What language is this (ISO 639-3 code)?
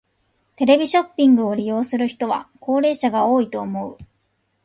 jpn